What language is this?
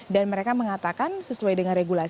Indonesian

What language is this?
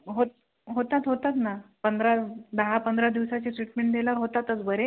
Marathi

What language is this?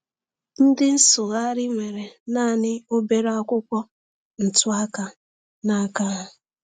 Igbo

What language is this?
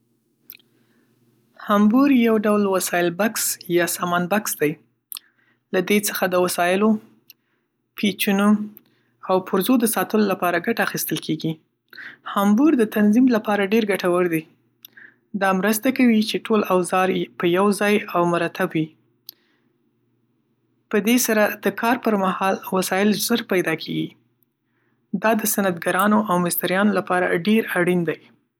Pashto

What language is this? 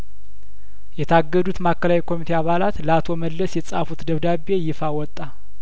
Amharic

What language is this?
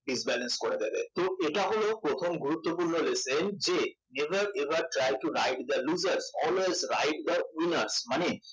Bangla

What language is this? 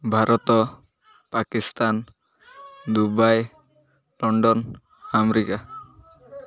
Odia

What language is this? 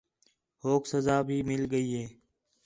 Khetrani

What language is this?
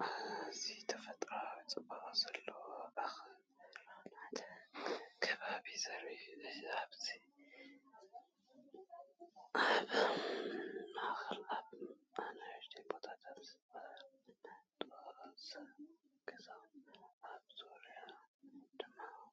Tigrinya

